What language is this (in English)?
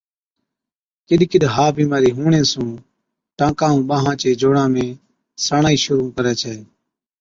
Od